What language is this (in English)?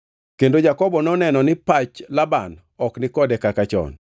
Luo (Kenya and Tanzania)